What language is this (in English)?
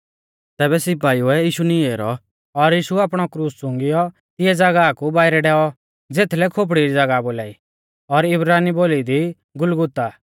Mahasu Pahari